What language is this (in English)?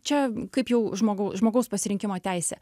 Lithuanian